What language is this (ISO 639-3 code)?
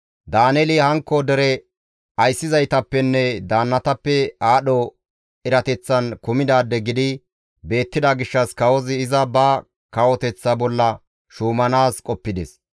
gmv